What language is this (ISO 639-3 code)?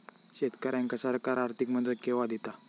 mar